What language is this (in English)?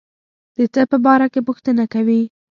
Pashto